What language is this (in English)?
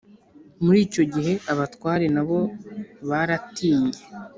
Kinyarwanda